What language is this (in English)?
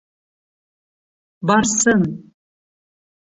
Bashkir